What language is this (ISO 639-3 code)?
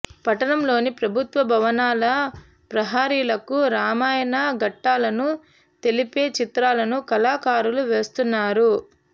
tel